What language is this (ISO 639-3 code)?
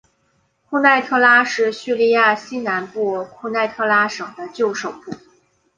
zho